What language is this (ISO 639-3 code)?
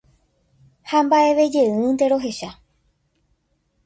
grn